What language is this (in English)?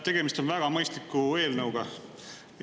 Estonian